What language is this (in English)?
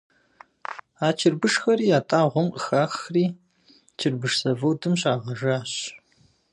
Kabardian